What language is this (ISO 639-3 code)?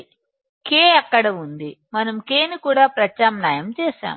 tel